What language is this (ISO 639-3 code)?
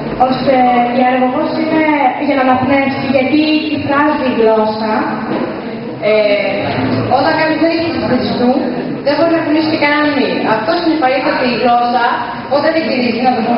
ell